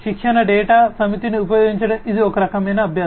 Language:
Telugu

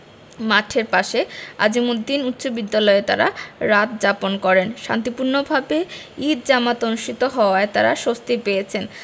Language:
Bangla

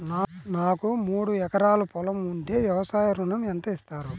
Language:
Telugu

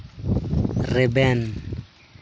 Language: Santali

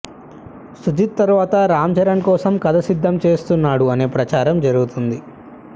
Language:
Telugu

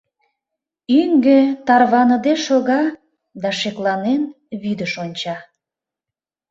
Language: Mari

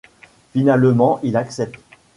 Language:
French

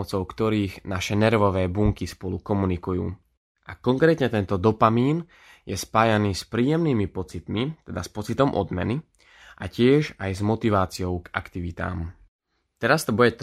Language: Slovak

